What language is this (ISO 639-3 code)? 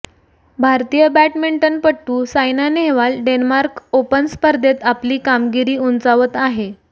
mar